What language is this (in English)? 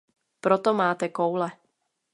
Czech